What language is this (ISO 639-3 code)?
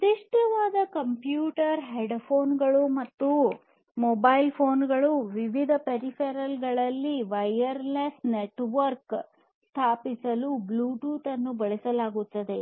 kan